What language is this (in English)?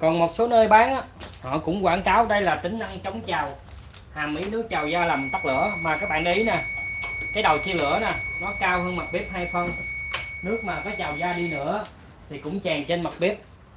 Vietnamese